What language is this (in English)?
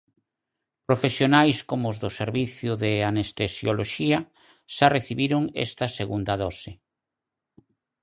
Galician